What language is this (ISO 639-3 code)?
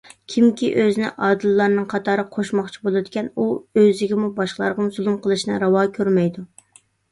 uig